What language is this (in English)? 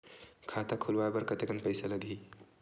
Chhattisgarhi